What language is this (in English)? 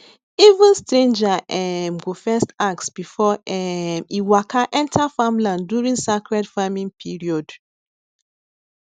Nigerian Pidgin